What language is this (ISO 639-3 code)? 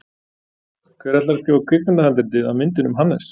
isl